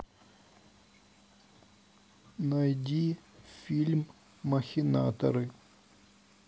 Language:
Russian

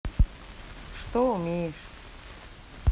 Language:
Russian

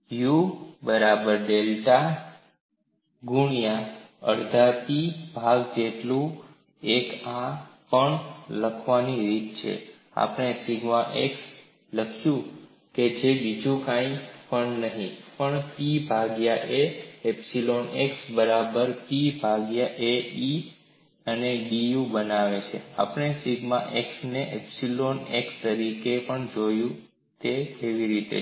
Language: Gujarati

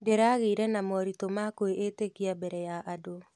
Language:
Kikuyu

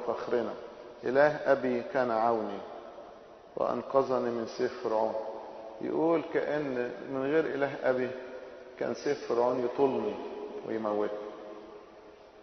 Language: Arabic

